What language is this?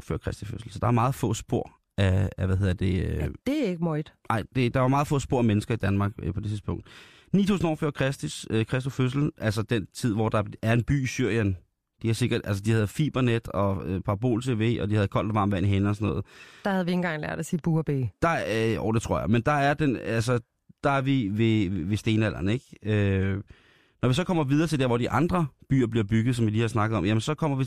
Danish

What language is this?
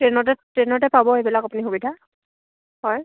Assamese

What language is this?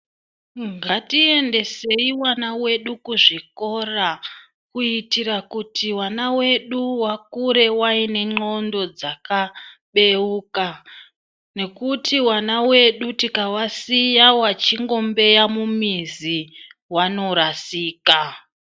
Ndau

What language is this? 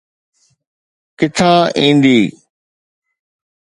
Sindhi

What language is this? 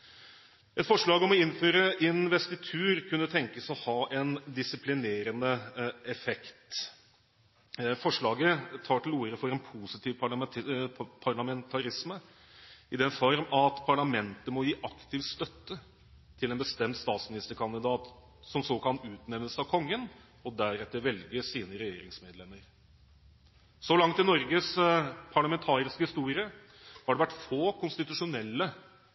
Norwegian Bokmål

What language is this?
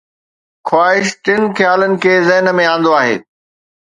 Sindhi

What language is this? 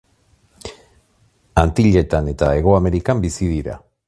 Basque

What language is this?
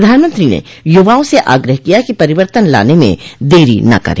Hindi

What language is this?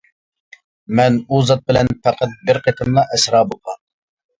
Uyghur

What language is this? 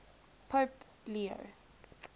English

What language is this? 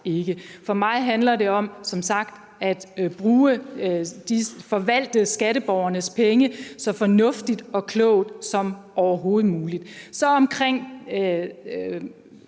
Danish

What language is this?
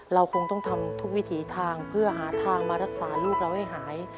Thai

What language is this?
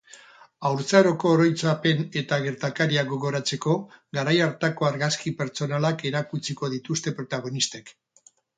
Basque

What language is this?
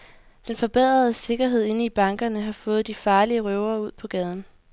Danish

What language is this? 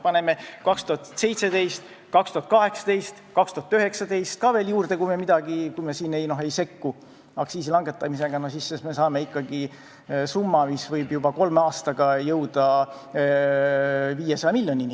Estonian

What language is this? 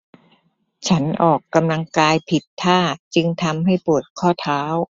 Thai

